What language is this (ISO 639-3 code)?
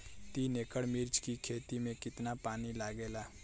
bho